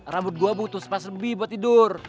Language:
Indonesian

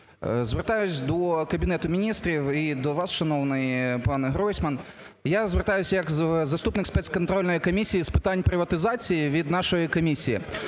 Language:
Ukrainian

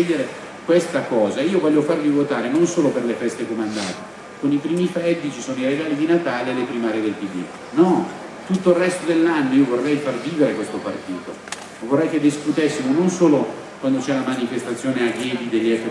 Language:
Italian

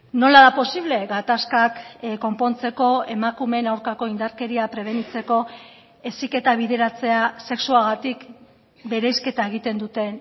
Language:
Basque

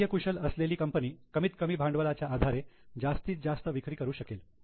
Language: Marathi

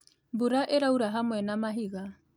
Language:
Kikuyu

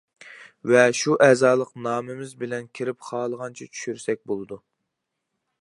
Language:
Uyghur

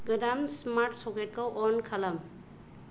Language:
Bodo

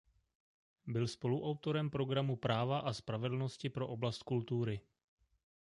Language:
Czech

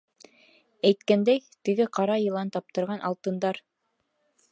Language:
Bashkir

